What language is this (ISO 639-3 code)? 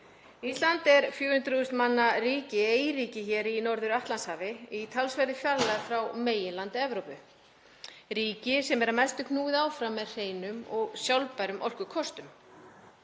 isl